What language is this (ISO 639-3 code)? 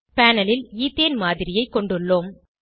tam